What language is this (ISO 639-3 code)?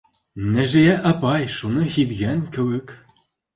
bak